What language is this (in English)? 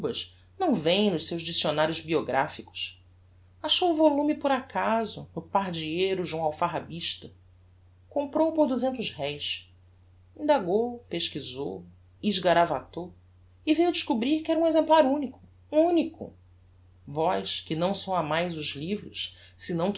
Portuguese